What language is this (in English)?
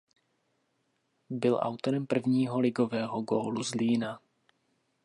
Czech